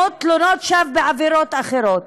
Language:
Hebrew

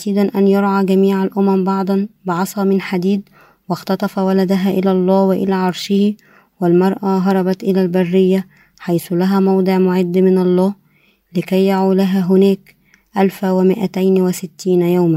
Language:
Arabic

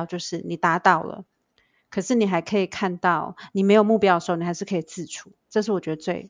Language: Chinese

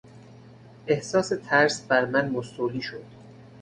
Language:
Persian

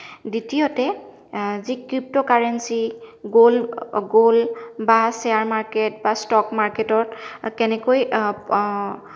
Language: Assamese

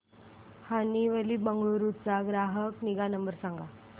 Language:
Marathi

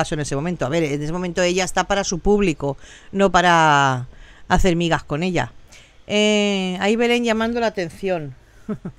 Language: Spanish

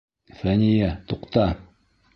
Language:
Bashkir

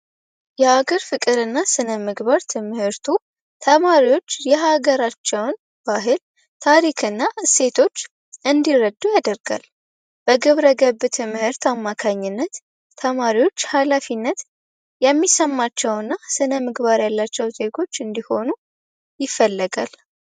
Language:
Amharic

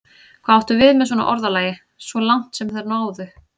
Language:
Icelandic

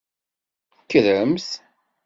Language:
Kabyle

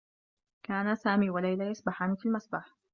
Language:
Arabic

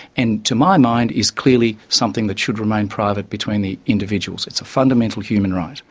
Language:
English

